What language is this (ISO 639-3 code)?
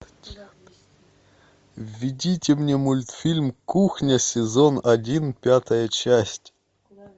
rus